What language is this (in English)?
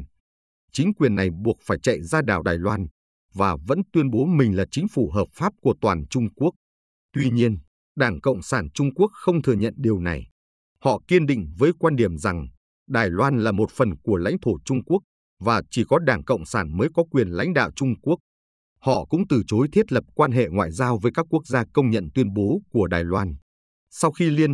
Vietnamese